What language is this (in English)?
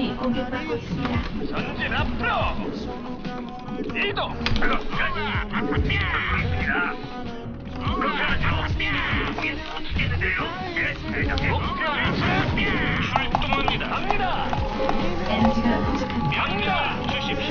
Korean